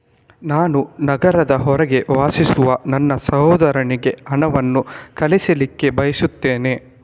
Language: Kannada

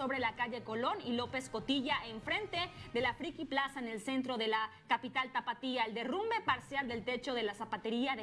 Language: Spanish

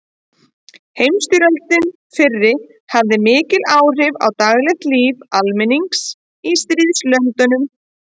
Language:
Icelandic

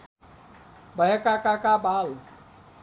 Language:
Nepali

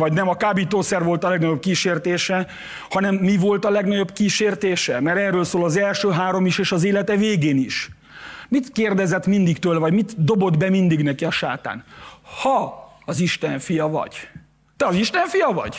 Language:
Hungarian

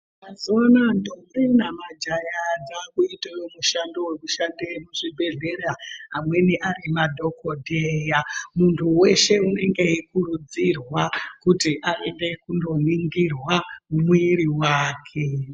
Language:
Ndau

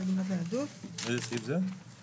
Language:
Hebrew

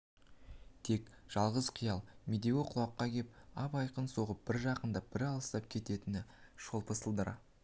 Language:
Kazakh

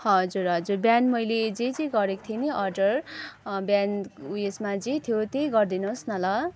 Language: Nepali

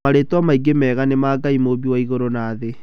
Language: Kikuyu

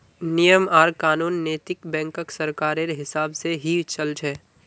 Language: Magahi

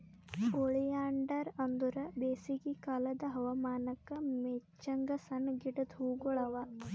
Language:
Kannada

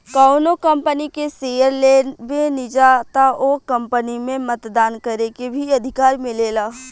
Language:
Bhojpuri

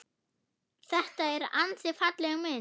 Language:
Icelandic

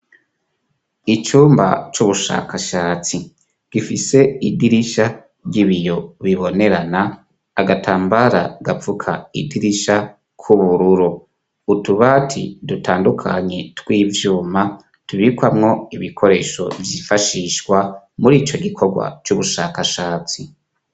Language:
Rundi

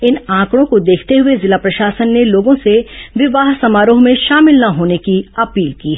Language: Hindi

